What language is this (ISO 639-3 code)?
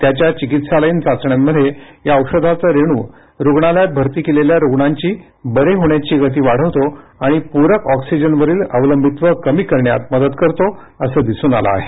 mar